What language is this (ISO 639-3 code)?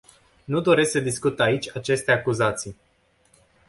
ron